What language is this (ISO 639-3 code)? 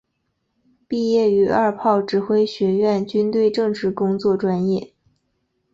zho